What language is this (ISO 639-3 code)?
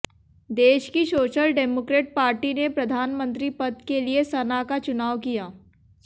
hin